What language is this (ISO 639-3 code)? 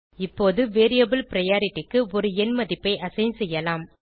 tam